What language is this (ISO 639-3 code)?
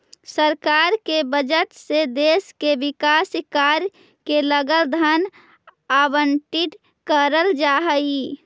mag